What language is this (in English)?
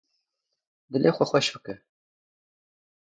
Kurdish